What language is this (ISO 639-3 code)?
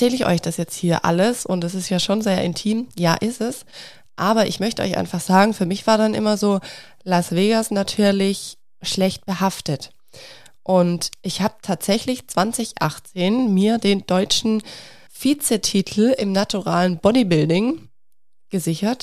deu